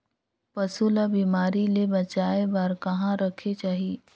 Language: Chhattisgarhi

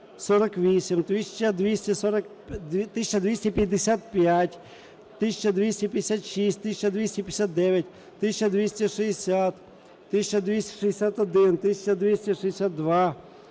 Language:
Ukrainian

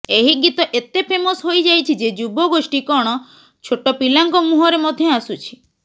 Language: Odia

